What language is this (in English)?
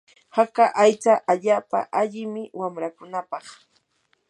Yanahuanca Pasco Quechua